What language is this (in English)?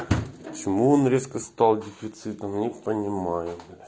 Russian